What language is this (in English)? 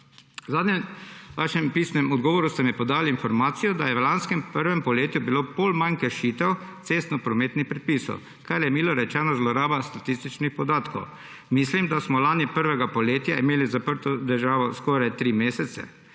Slovenian